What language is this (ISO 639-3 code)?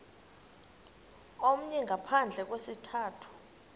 xho